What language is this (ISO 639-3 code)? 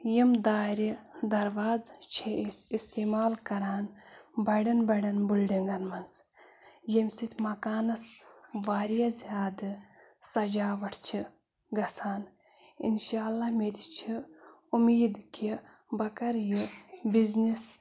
kas